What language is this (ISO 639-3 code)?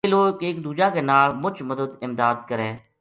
gju